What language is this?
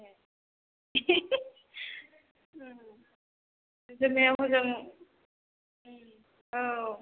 Bodo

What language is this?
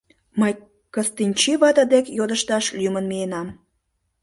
Mari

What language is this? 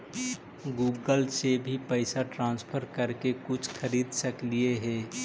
Magahi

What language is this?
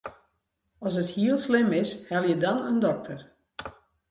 Western Frisian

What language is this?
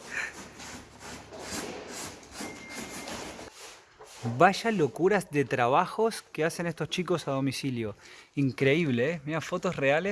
Spanish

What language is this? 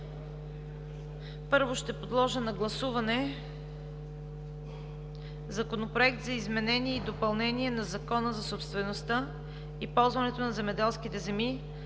Bulgarian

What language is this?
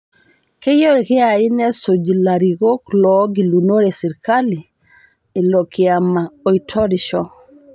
Masai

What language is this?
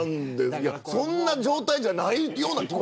Japanese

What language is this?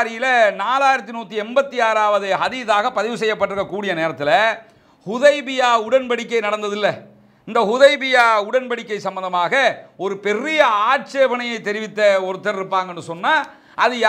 Arabic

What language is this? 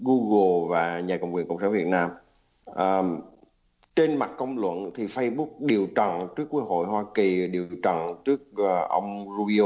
Vietnamese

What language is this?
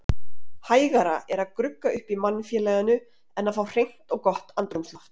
Icelandic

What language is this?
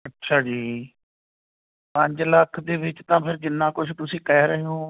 Punjabi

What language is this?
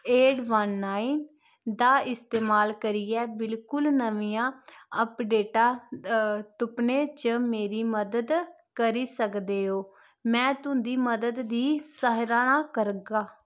Dogri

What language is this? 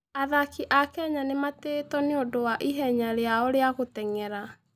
Kikuyu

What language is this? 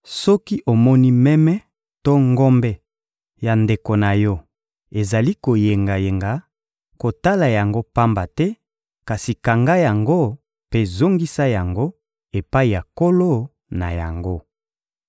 Lingala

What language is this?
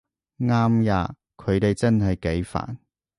Cantonese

